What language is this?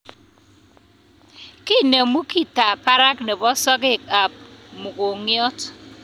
Kalenjin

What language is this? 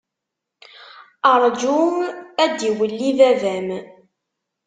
Kabyle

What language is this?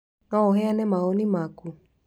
Kikuyu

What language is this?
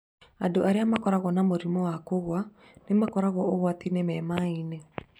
Kikuyu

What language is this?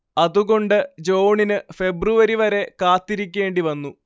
Malayalam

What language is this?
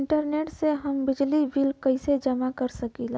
Bhojpuri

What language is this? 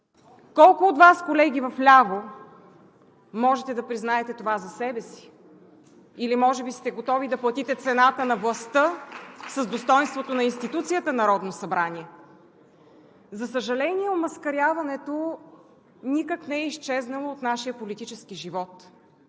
Bulgarian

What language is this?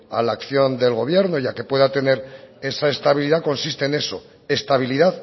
Spanish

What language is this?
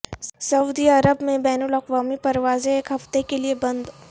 Urdu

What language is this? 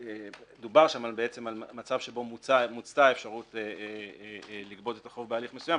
Hebrew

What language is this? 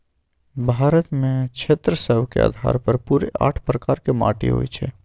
Magahi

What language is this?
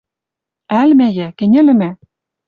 Western Mari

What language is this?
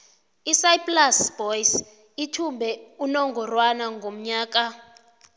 South Ndebele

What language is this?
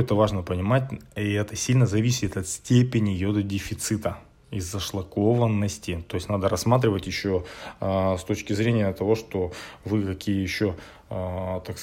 Russian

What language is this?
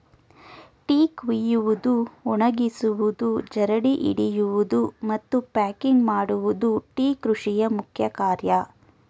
Kannada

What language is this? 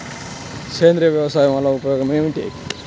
Telugu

